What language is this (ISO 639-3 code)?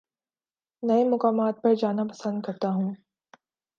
urd